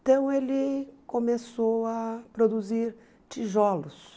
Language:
Portuguese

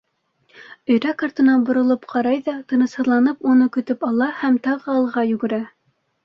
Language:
Bashkir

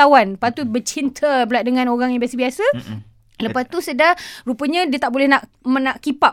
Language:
Malay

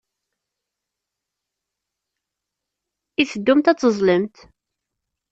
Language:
Kabyle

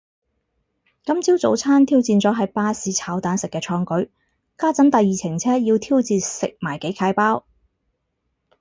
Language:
Cantonese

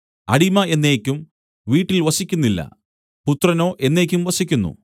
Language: Malayalam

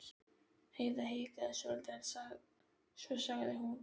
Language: Icelandic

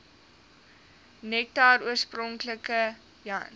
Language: Afrikaans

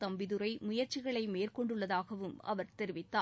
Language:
Tamil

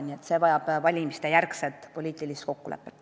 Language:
Estonian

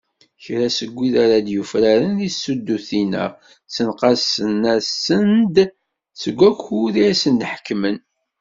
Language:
Kabyle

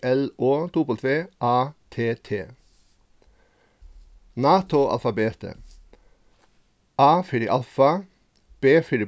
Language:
Faroese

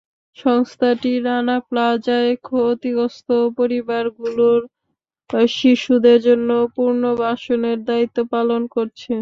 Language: Bangla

